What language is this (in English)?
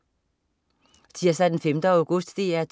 Danish